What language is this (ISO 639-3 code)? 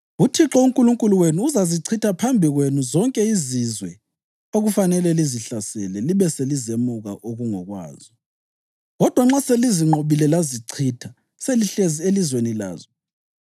nde